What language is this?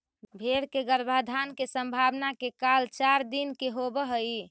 Magahi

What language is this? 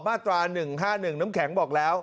Thai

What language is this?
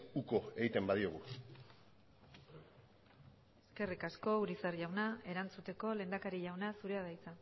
Basque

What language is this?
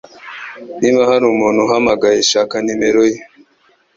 Kinyarwanda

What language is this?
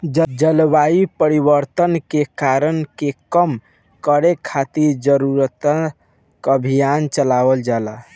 Bhojpuri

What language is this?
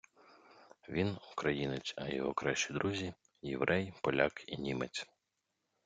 Ukrainian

